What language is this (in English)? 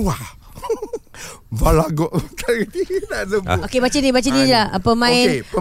Malay